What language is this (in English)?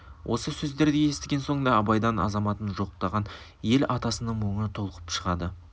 Kazakh